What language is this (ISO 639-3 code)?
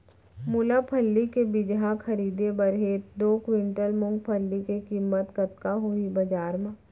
hne